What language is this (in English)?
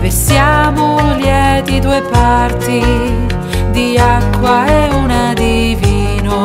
Italian